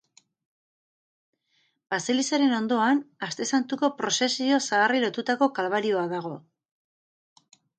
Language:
Basque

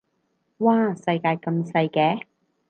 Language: Cantonese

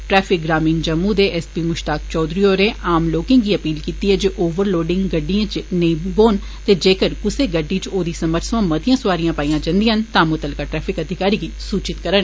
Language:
Dogri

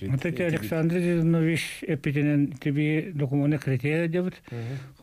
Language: Turkish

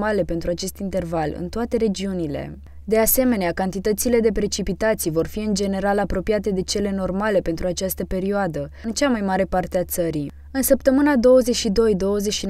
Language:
Romanian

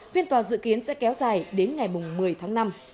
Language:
Vietnamese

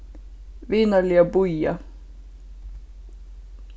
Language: Faroese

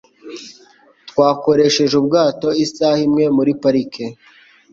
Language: Kinyarwanda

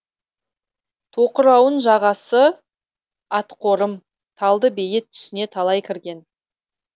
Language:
Kazakh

